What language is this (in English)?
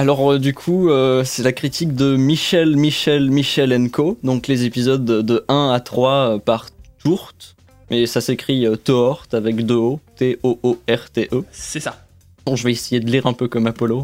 French